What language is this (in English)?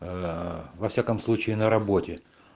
Russian